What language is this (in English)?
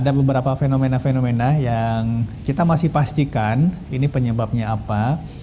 Indonesian